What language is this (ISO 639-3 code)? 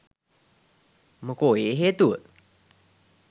sin